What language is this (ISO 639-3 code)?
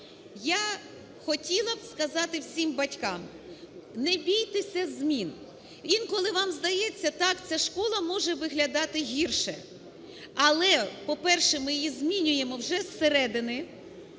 ukr